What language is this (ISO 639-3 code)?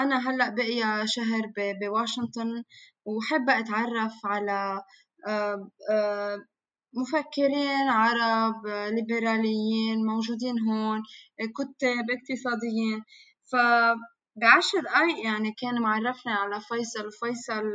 ara